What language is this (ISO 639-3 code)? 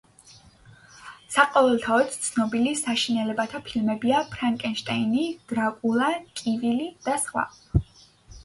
kat